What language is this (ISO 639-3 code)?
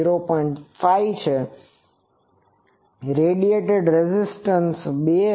guj